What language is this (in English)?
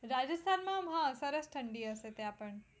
Gujarati